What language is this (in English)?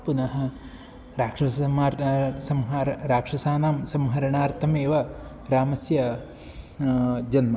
Sanskrit